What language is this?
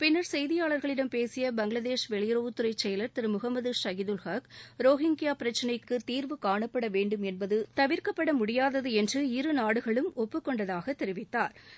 Tamil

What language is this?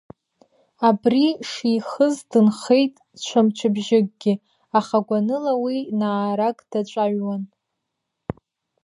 Abkhazian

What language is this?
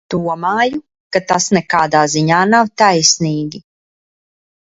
Latvian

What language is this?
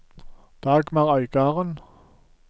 Norwegian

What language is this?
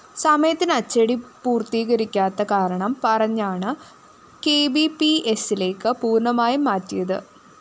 Malayalam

